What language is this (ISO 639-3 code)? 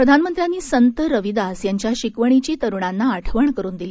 mar